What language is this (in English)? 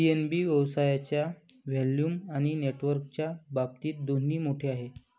Marathi